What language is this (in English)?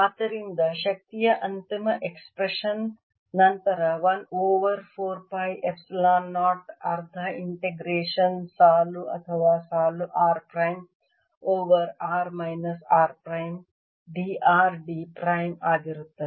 Kannada